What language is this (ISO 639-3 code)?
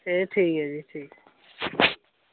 doi